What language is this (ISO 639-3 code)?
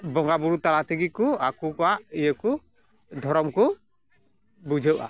sat